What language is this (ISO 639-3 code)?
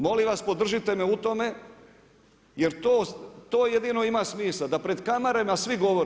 hrv